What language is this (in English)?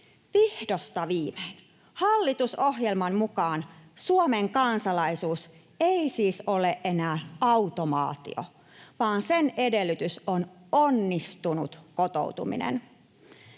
Finnish